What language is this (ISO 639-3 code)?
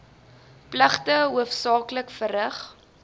afr